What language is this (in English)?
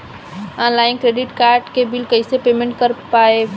Bhojpuri